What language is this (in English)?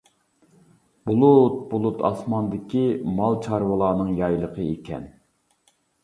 Uyghur